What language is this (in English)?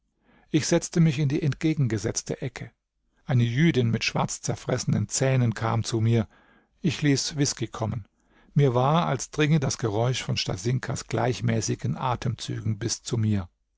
German